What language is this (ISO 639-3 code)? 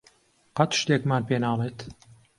ckb